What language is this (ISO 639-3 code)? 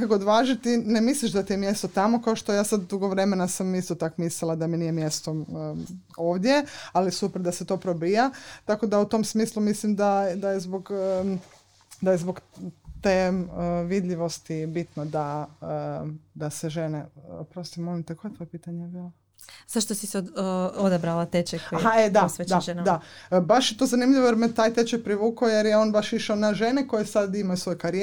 hrv